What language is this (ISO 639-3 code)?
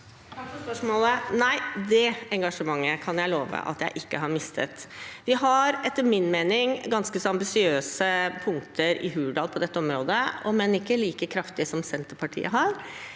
nor